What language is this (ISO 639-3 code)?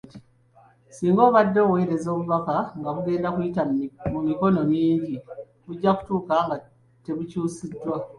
lug